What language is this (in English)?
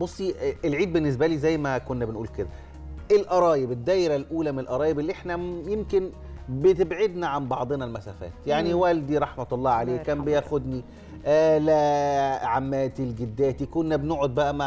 Arabic